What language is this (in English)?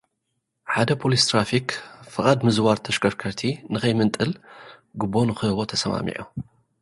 Tigrinya